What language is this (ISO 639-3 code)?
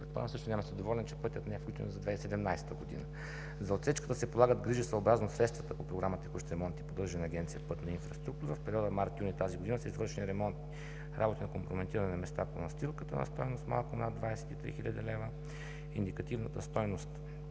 bul